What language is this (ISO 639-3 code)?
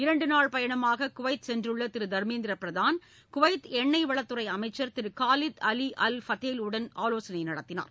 tam